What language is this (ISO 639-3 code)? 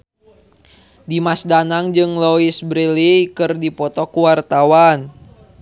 sun